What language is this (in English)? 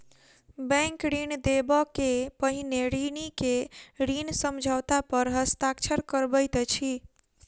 Maithili